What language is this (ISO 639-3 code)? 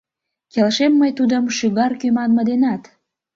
chm